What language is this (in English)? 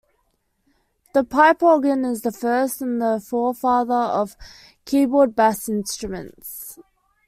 English